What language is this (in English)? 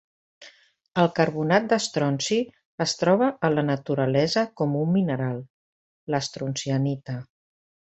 Catalan